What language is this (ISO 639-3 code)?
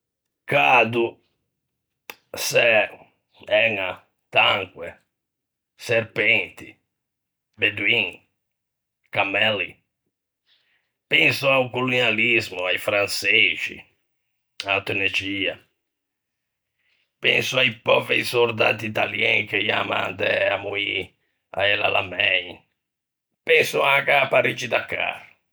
lij